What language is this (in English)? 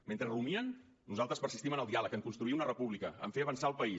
Catalan